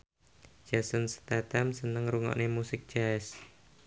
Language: Javanese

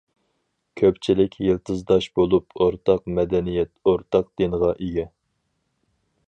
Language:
Uyghur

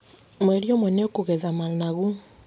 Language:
Kikuyu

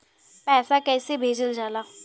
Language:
Bhojpuri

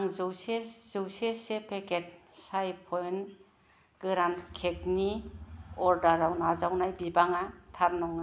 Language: Bodo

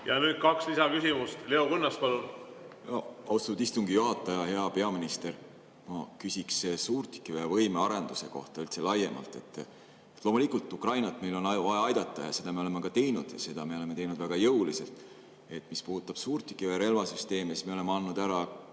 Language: Estonian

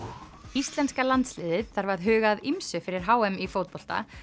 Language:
Icelandic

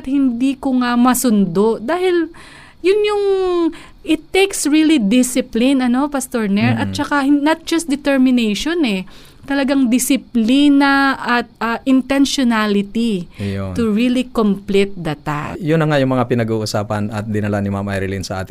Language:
Filipino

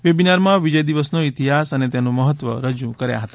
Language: Gujarati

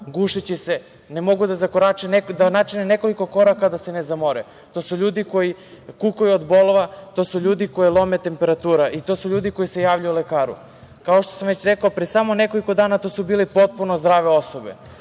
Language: Serbian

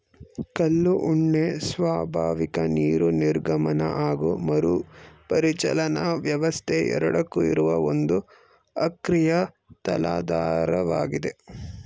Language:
Kannada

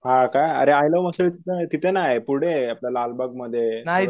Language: Marathi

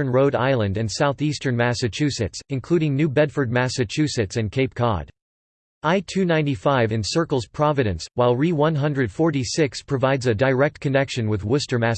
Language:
English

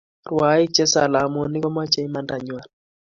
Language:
Kalenjin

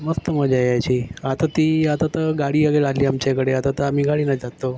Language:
Marathi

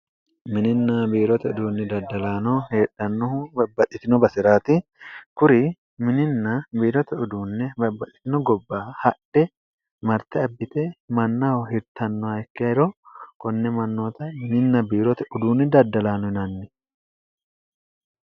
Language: Sidamo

